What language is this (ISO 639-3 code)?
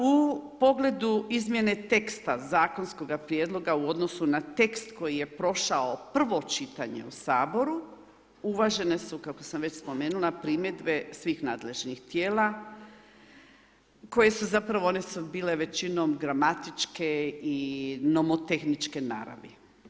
hrv